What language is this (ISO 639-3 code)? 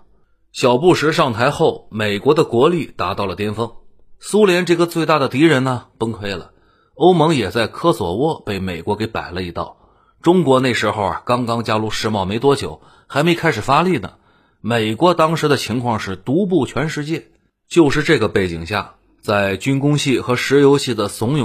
zho